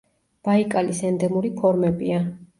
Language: Georgian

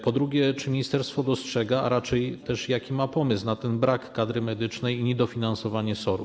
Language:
Polish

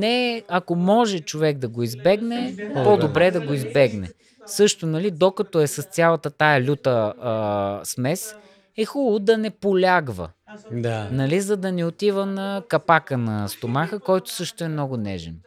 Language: Bulgarian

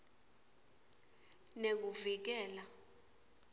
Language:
Swati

